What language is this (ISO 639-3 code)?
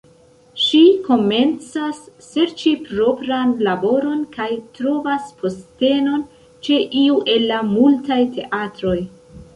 epo